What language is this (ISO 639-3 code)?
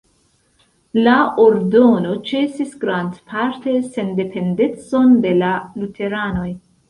epo